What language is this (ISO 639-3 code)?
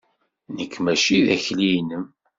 kab